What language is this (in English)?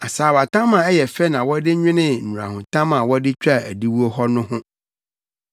Akan